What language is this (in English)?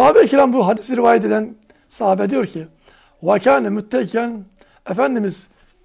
Turkish